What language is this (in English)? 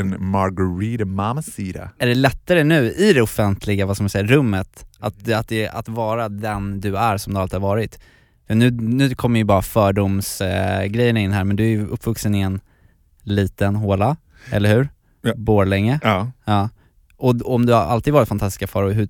Swedish